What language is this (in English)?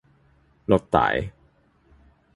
Min Nan Chinese